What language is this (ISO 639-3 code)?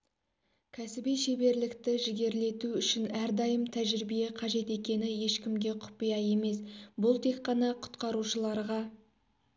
kaz